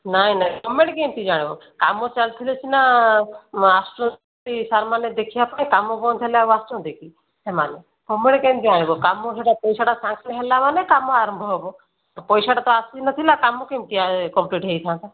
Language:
Odia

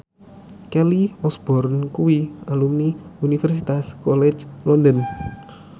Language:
Javanese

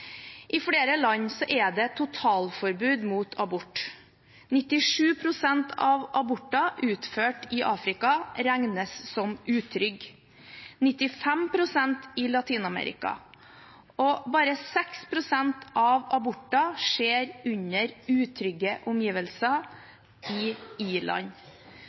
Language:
Norwegian Bokmål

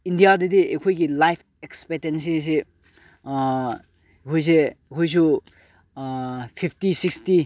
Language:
Manipuri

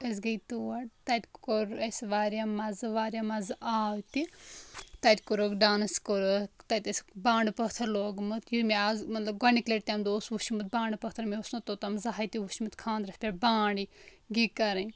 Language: Kashmiri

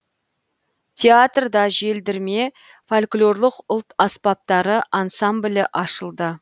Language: Kazakh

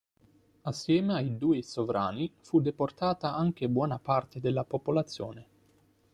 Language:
Italian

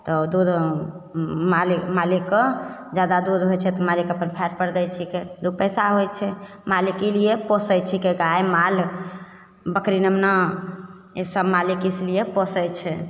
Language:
Maithili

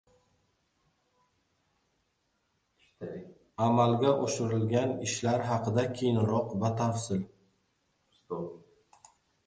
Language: Uzbek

